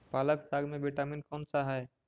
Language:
Magahi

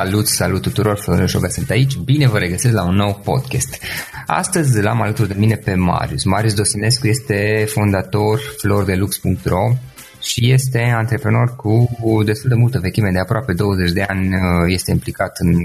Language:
Romanian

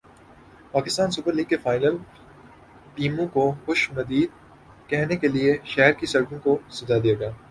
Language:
Urdu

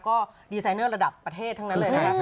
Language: Thai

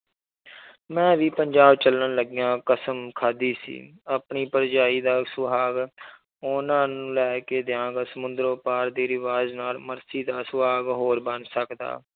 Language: Punjabi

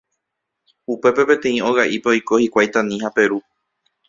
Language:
Guarani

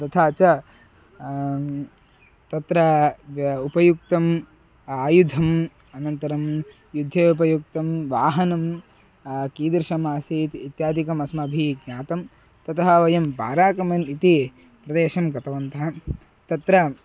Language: Sanskrit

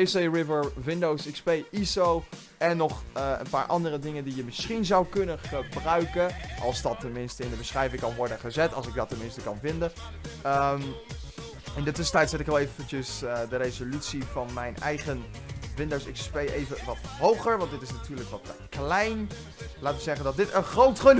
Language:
Dutch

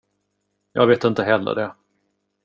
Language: Swedish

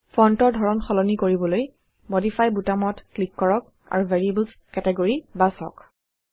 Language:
Assamese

